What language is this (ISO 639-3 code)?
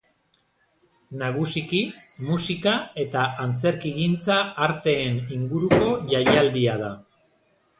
eus